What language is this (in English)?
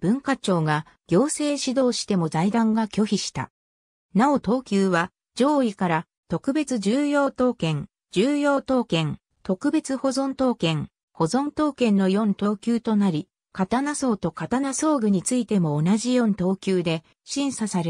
Japanese